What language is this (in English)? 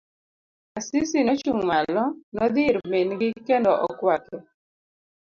Luo (Kenya and Tanzania)